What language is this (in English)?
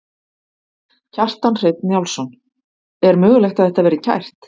Icelandic